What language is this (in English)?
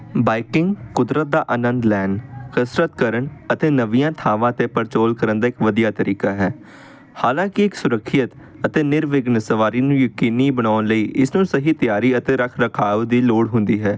Punjabi